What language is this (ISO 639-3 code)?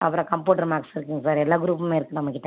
tam